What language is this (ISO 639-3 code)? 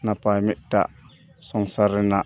sat